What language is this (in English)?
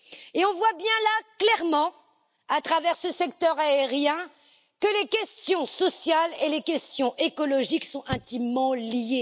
French